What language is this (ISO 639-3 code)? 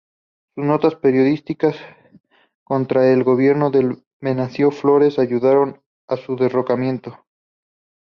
spa